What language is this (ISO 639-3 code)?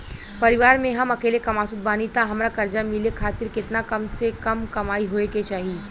bho